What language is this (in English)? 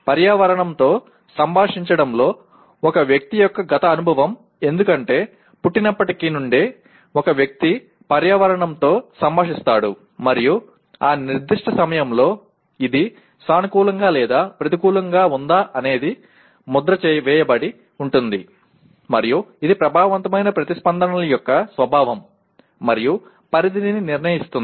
Telugu